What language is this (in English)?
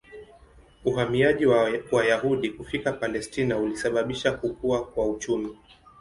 Swahili